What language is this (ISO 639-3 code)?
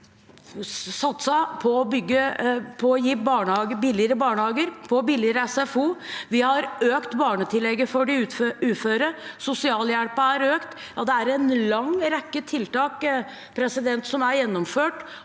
nor